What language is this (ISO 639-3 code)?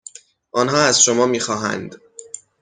fas